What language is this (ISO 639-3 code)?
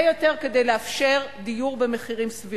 heb